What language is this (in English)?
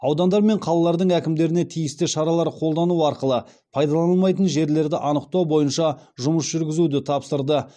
Kazakh